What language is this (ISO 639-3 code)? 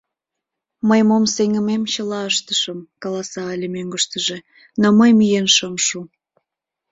chm